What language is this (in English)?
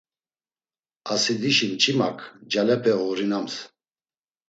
Laz